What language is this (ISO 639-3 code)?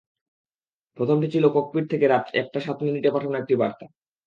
ben